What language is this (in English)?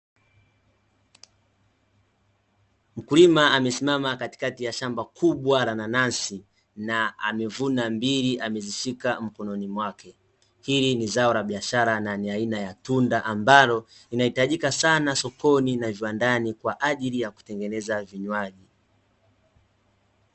Swahili